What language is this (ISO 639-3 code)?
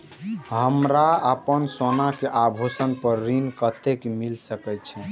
mai